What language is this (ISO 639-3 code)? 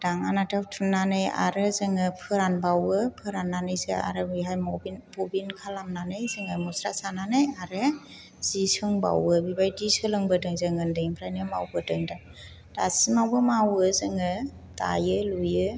brx